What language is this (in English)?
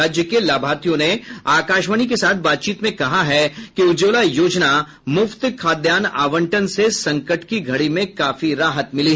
Hindi